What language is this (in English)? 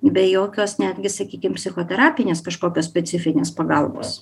Lithuanian